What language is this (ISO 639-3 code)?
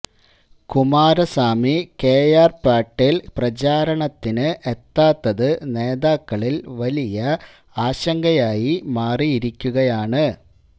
mal